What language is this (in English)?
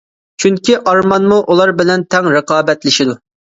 Uyghur